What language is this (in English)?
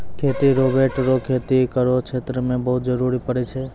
Maithili